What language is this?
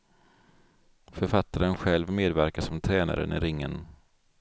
Swedish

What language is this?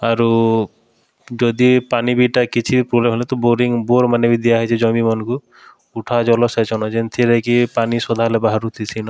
Odia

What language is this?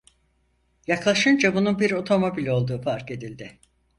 Turkish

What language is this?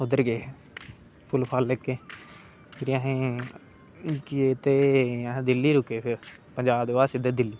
Dogri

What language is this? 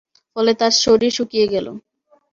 Bangla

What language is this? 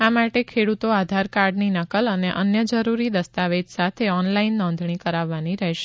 Gujarati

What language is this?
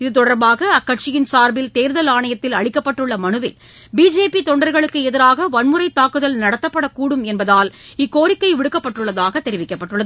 Tamil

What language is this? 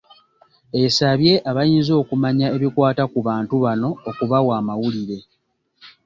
Ganda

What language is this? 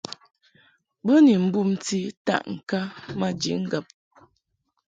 Mungaka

